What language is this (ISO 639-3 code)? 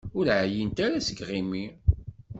kab